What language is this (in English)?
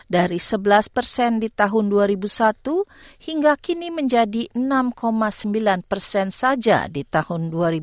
Indonesian